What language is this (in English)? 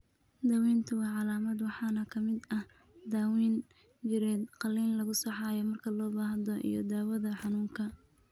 Somali